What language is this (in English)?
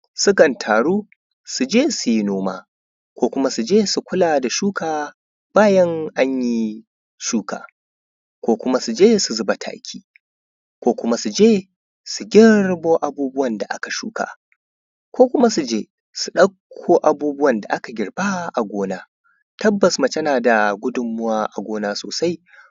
Hausa